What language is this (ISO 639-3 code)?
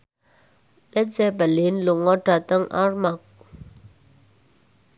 jav